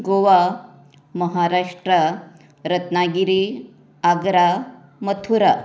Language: Konkani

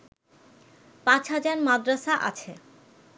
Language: Bangla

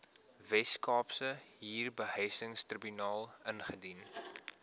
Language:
Afrikaans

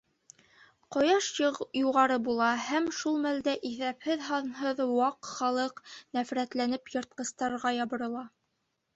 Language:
Bashkir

